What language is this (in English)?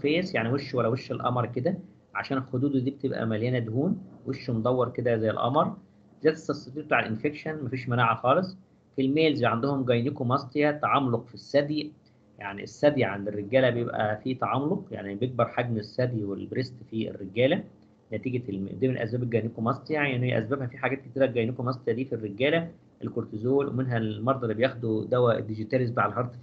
Arabic